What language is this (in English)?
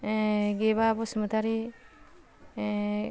Bodo